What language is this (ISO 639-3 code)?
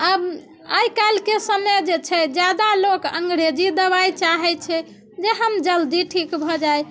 mai